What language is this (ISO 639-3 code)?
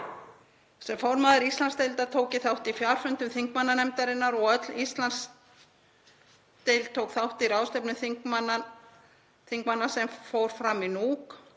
isl